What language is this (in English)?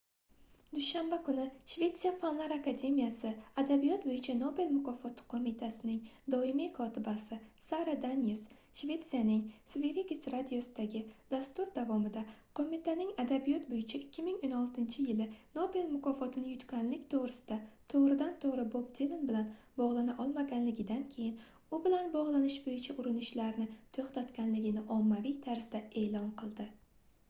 Uzbek